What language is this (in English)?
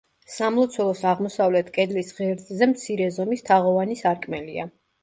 Georgian